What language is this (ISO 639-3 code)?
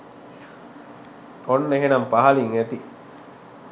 sin